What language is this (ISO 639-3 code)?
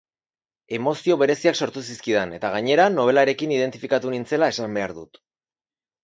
eus